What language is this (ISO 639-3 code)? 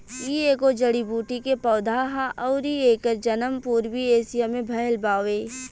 bho